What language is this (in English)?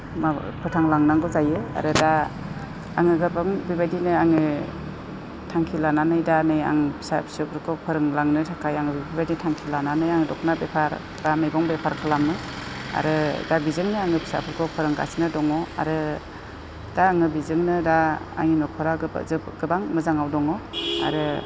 Bodo